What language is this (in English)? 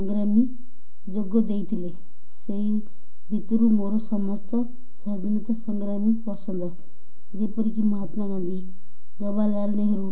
Odia